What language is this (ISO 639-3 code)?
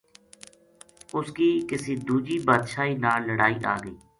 gju